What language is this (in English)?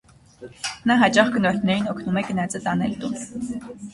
Armenian